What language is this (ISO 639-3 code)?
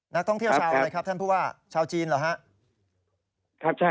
tha